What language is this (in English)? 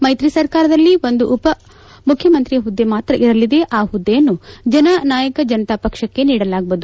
Kannada